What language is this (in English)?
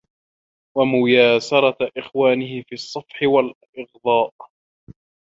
Arabic